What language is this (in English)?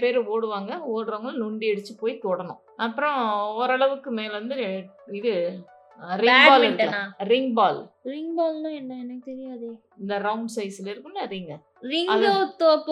Tamil